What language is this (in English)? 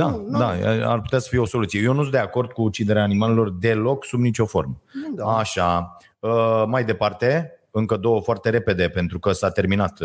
Romanian